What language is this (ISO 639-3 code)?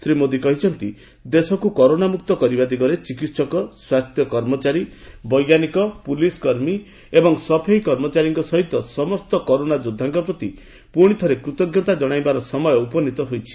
ori